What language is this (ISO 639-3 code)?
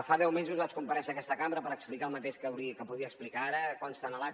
cat